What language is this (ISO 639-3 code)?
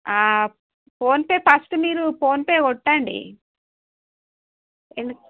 tel